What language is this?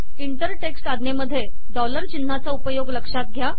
Marathi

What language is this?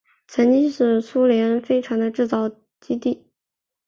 Chinese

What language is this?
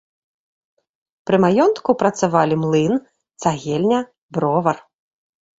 Belarusian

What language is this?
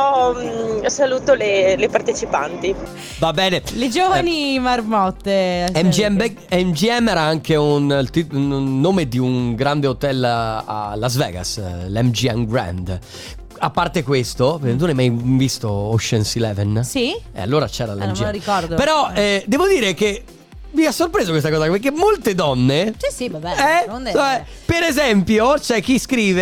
Italian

